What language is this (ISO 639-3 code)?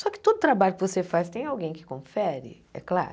por